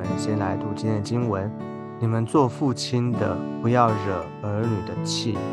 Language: Chinese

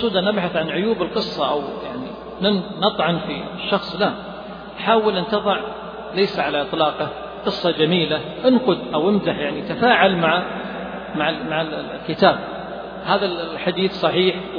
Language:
Arabic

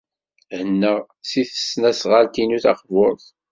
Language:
Kabyle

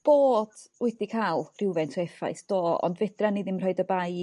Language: Welsh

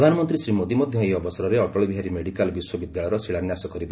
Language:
Odia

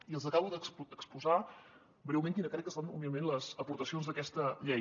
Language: Catalan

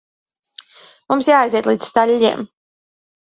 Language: Latvian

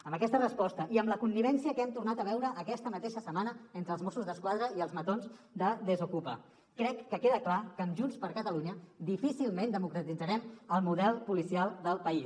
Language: Catalan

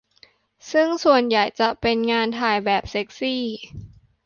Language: Thai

